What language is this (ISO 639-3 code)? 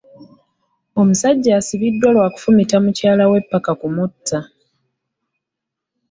lug